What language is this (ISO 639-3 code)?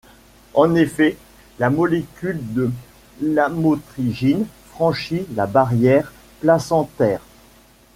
fra